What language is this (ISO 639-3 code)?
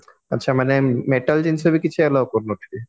ori